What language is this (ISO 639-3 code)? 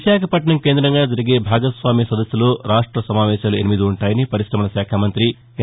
tel